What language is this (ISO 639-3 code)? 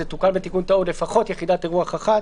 heb